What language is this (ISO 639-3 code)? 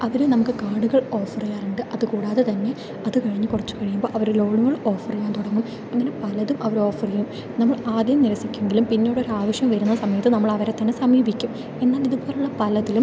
mal